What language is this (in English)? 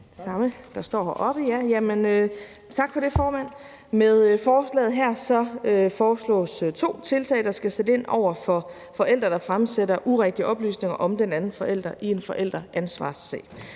Danish